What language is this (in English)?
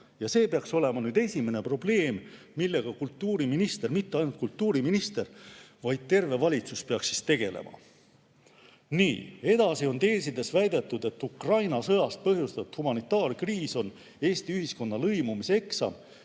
Estonian